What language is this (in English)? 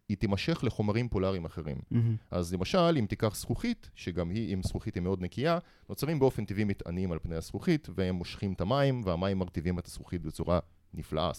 Hebrew